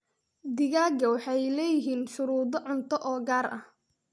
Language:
Somali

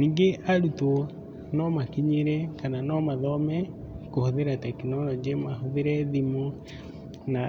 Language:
Kikuyu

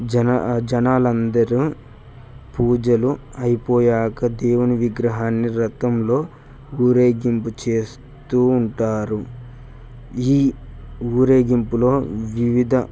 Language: Telugu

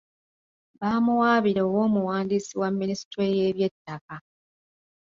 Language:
Ganda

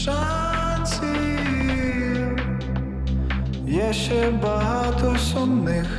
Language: Ukrainian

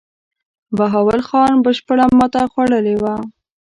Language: Pashto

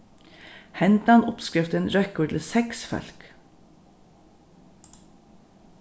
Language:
Faroese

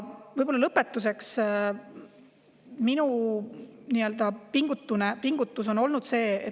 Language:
Estonian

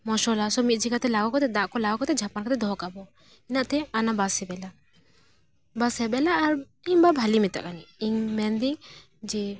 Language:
Santali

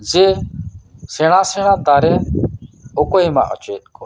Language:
Santali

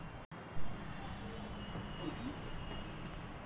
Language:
Hindi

